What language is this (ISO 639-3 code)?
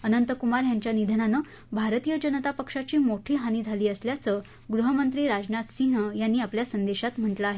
mar